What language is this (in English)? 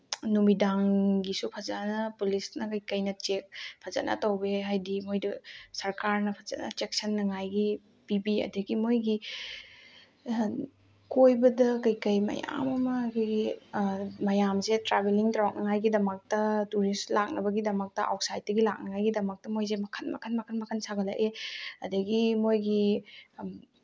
Manipuri